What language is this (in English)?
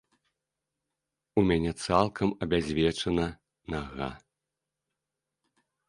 Belarusian